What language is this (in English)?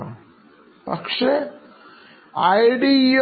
Malayalam